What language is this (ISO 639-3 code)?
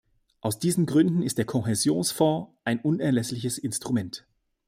deu